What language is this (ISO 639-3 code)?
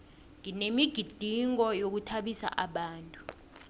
nbl